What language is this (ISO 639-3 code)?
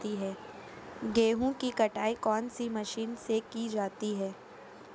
hin